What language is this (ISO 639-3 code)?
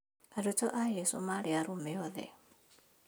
kik